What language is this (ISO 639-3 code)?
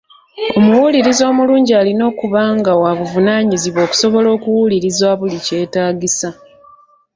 lug